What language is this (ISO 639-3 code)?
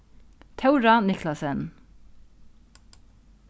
fao